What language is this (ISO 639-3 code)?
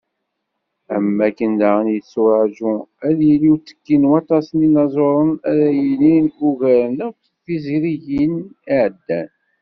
kab